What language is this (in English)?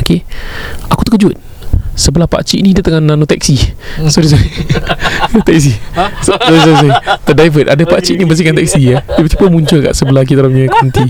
Malay